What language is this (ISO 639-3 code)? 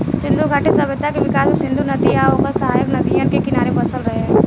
bho